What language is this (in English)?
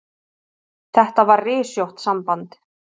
Icelandic